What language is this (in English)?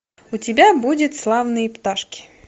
Russian